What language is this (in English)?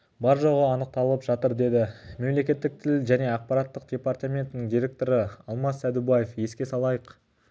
Kazakh